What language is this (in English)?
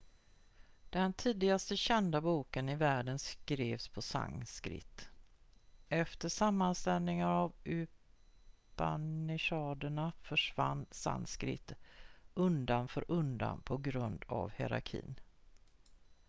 Swedish